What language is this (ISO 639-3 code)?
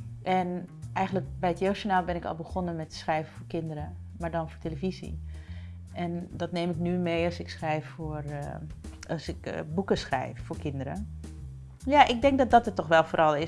nld